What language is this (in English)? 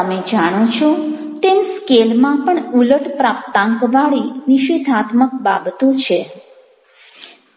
Gujarati